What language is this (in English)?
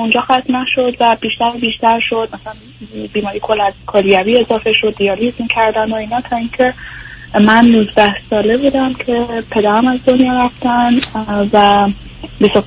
Persian